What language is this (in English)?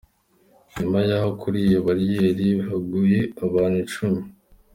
Kinyarwanda